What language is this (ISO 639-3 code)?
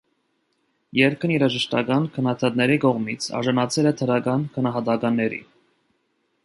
hye